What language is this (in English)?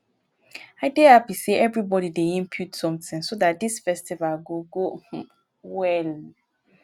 Nigerian Pidgin